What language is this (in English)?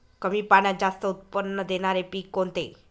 Marathi